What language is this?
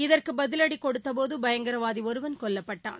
Tamil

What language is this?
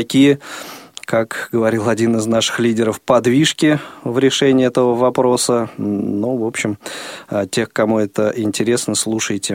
Russian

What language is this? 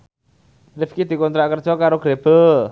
Javanese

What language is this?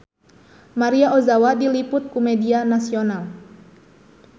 Sundanese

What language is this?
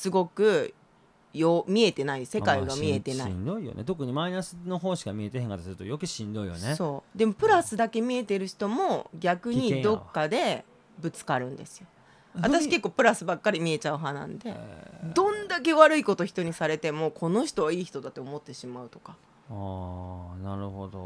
Japanese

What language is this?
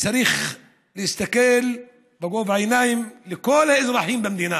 Hebrew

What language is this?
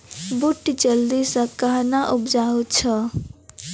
Maithili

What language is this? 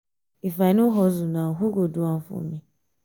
Nigerian Pidgin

